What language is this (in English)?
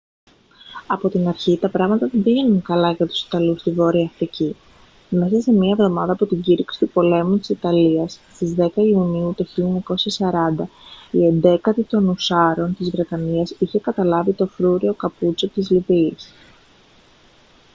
Greek